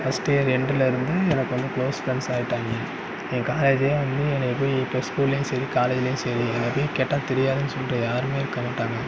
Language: Tamil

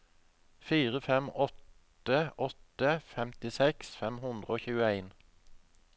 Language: Norwegian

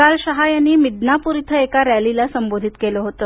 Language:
Marathi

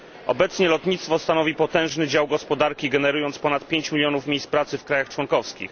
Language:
Polish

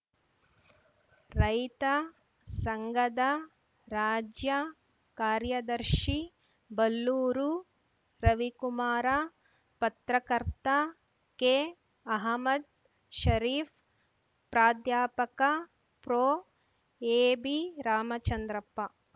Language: Kannada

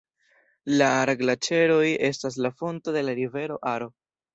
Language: Esperanto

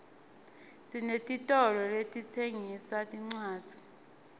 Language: Swati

